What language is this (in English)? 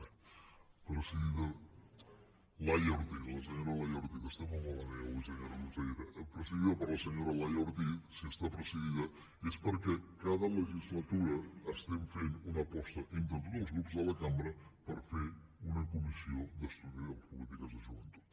Catalan